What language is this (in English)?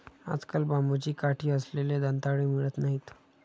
Marathi